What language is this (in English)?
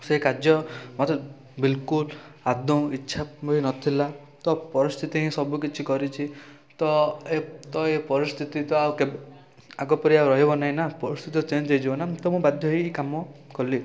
Odia